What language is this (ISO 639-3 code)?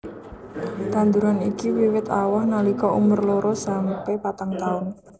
jav